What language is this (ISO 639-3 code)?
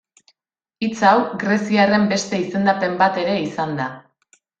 eus